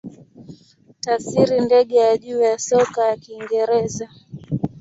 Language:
Swahili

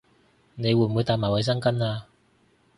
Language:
Cantonese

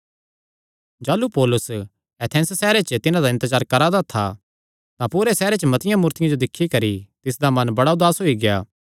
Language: Kangri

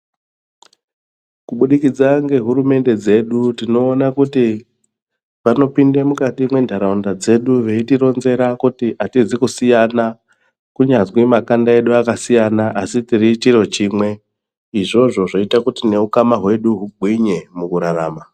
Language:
Ndau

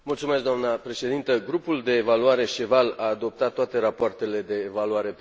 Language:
Romanian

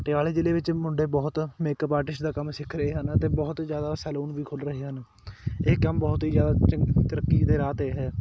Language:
Punjabi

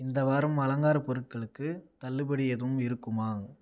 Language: Tamil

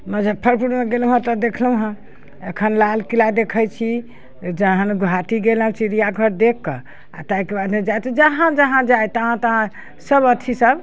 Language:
Maithili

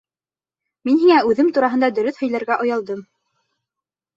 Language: Bashkir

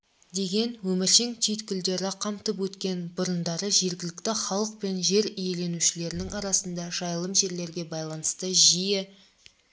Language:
Kazakh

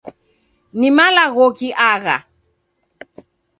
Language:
Taita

